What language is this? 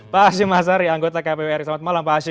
Indonesian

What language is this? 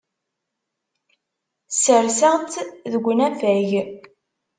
Kabyle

